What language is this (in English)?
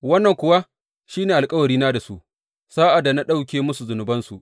Hausa